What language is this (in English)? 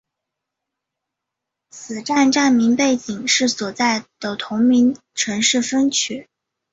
Chinese